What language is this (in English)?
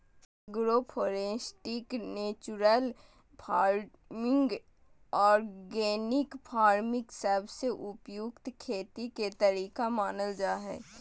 Magahi